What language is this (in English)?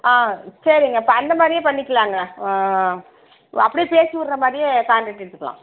Tamil